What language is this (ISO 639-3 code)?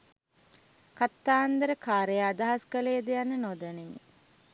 sin